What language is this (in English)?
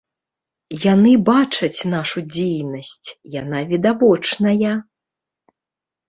Belarusian